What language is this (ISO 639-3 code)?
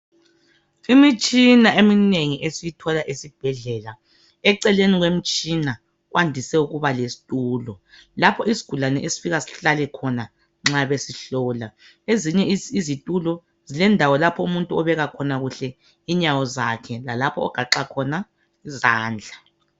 nde